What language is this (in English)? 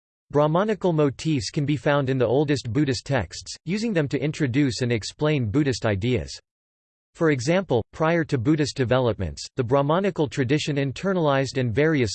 English